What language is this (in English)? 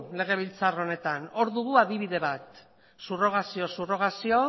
Basque